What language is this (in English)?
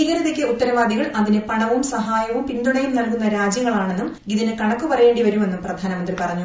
Malayalam